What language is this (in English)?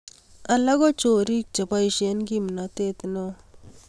Kalenjin